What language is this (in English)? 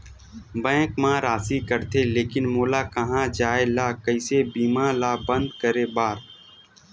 Chhattisgarhi